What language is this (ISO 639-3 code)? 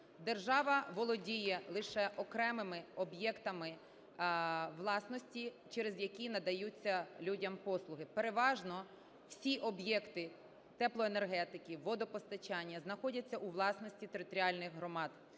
ukr